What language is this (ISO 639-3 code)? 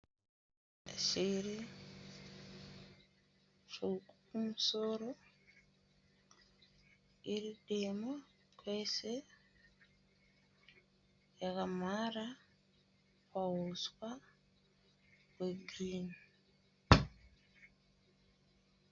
sna